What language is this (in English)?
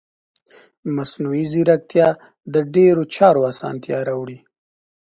Pashto